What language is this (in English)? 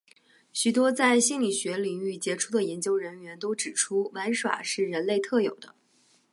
Chinese